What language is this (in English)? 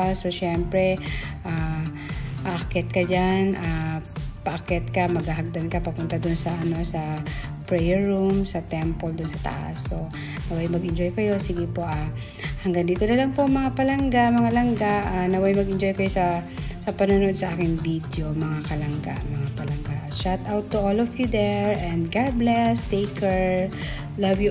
Filipino